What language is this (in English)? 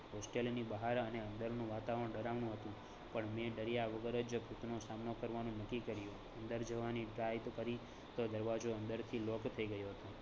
Gujarati